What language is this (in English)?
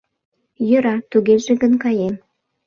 Mari